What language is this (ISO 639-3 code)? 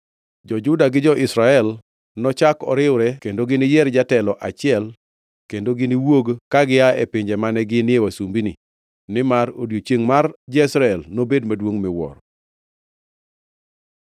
luo